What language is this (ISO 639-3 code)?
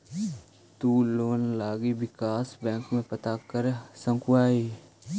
mag